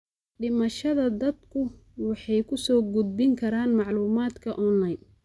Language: Somali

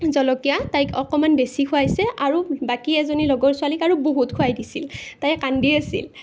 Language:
Assamese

